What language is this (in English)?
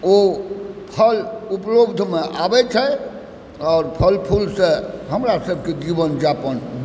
Maithili